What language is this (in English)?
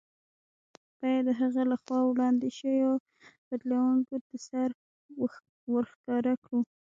Pashto